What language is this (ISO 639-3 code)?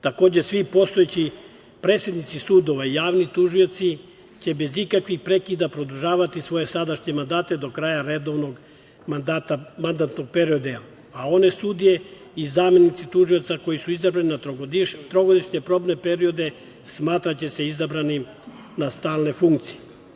srp